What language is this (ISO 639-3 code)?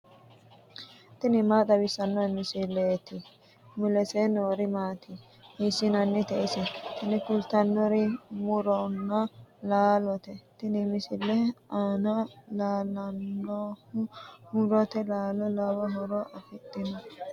sid